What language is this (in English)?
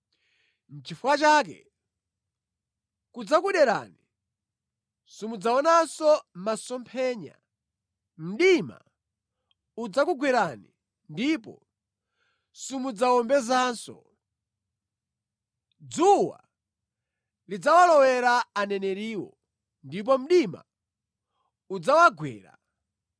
Nyanja